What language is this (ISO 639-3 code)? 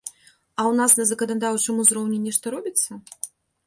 bel